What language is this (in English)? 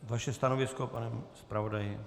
Czech